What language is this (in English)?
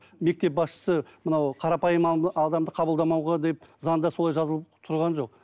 Kazakh